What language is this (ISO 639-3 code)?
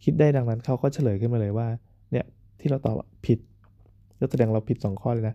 tha